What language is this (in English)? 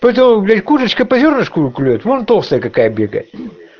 Russian